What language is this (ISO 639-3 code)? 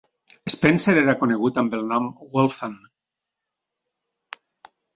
cat